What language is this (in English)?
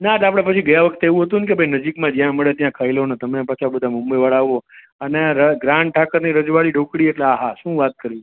Gujarati